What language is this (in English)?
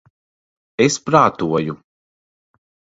Latvian